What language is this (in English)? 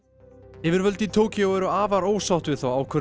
Icelandic